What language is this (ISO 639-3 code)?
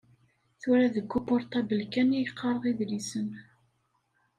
kab